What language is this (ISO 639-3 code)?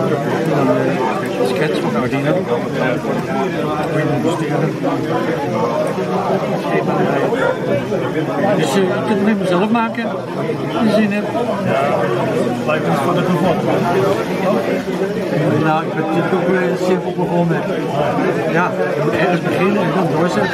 nld